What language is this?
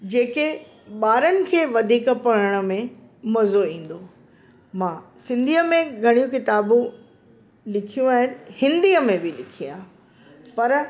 Sindhi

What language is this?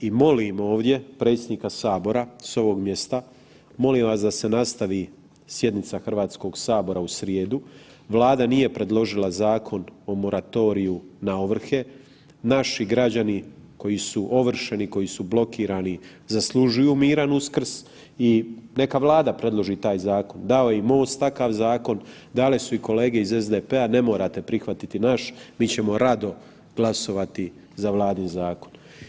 Croatian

